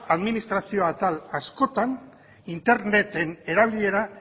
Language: Basque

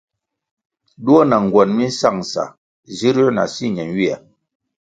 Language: Kwasio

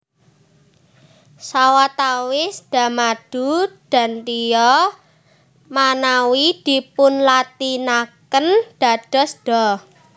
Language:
Javanese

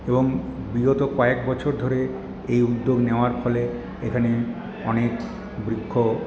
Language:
Bangla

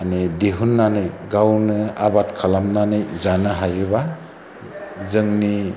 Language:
Bodo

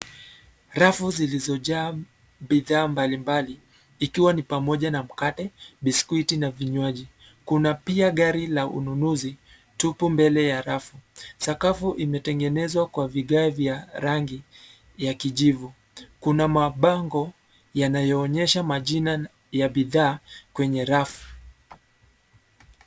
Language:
Swahili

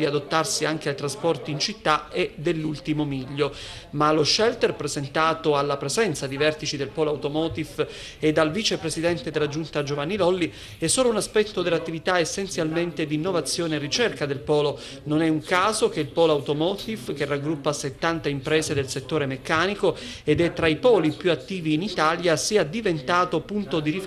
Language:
Italian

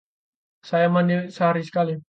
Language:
Indonesian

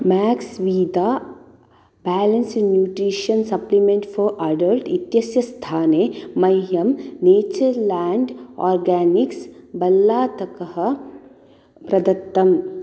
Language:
Sanskrit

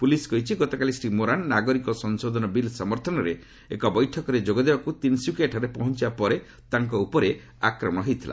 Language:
Odia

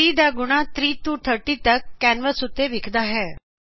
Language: Punjabi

